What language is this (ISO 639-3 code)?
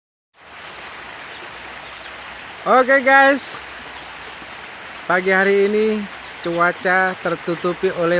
ind